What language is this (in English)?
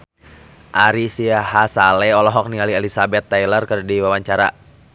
Sundanese